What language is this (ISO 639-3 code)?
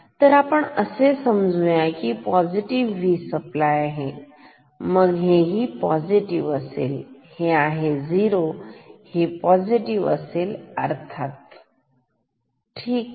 mar